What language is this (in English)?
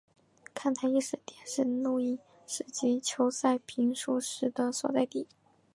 Chinese